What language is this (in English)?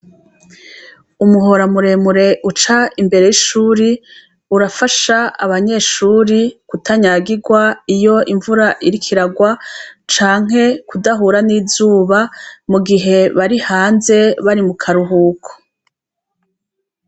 Rundi